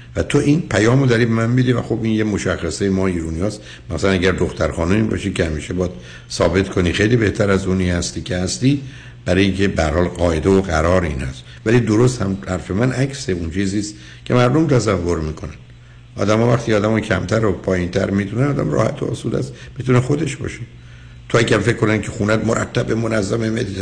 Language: Persian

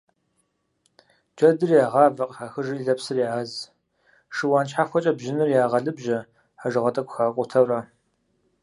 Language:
Kabardian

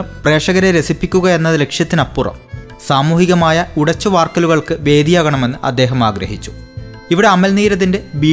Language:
Malayalam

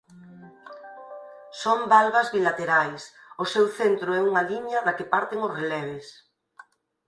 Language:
Galician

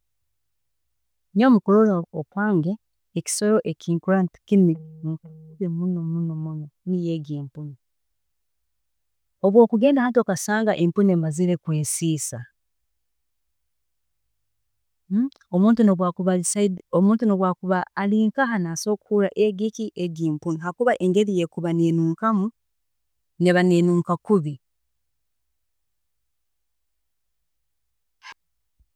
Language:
Tooro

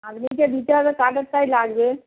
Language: Bangla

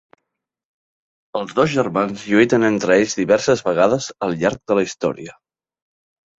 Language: Catalan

